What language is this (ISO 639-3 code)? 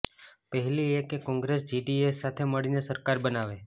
guj